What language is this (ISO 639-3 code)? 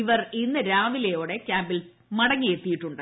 mal